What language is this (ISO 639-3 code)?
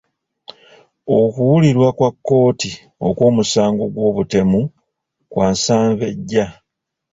lug